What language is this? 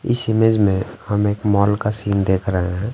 Hindi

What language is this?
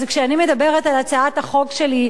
Hebrew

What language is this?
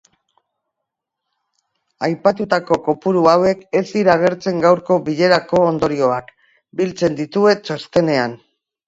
Basque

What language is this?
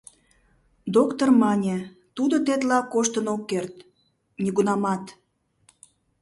Mari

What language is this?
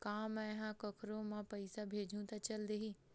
Chhattisgarhi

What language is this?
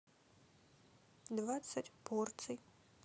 Russian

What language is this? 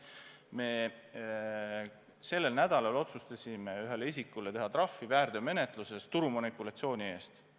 Estonian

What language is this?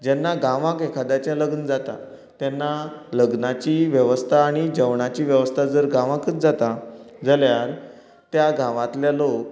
Konkani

